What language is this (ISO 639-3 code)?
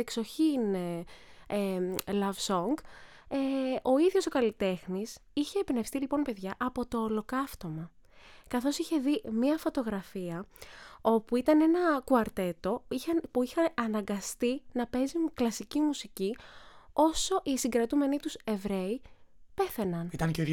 ell